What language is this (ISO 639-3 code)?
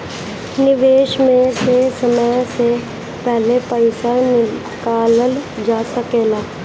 bho